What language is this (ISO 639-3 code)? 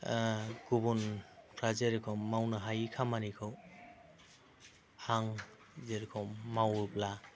brx